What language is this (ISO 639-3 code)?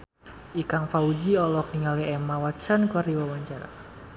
sun